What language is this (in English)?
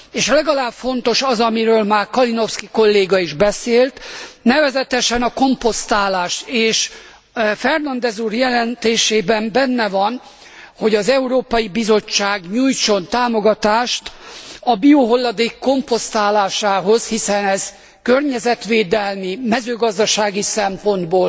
Hungarian